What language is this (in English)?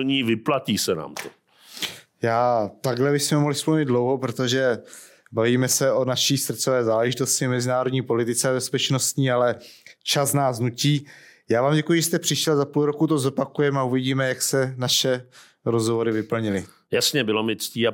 Czech